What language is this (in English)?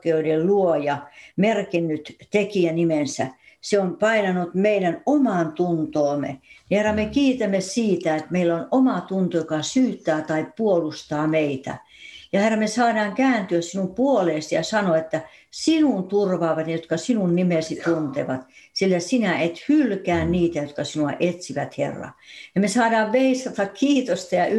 Finnish